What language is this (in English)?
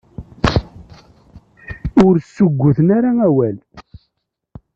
Kabyle